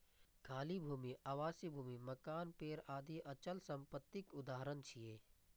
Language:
Maithili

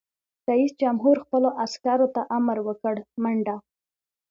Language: Pashto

